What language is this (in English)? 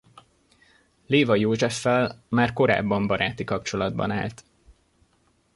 Hungarian